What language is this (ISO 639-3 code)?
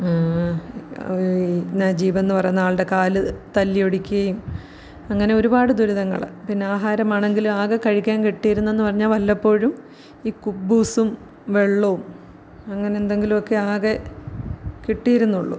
mal